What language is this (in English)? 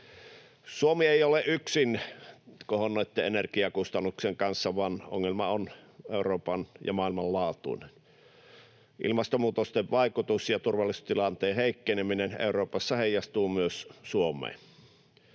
Finnish